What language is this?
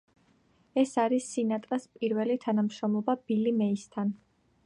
Georgian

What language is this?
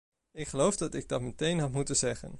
Dutch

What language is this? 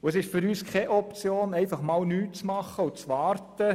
Swiss German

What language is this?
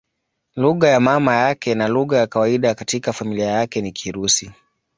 Swahili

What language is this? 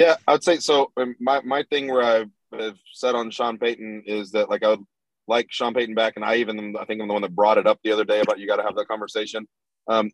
English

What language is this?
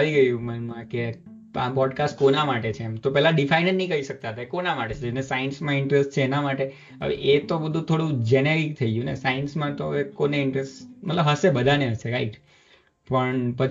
Gujarati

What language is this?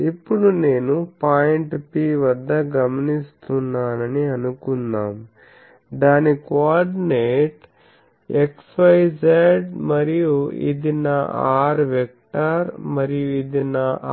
Telugu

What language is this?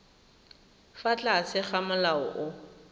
Tswana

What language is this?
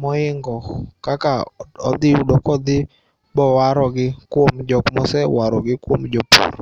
Luo (Kenya and Tanzania)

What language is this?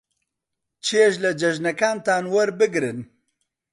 Central Kurdish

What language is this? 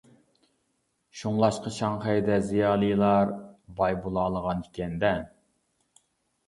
Uyghur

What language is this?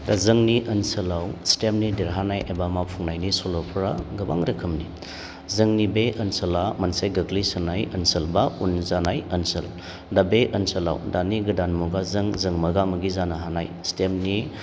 Bodo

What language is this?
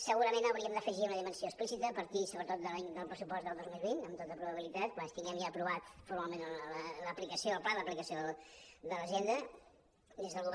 Catalan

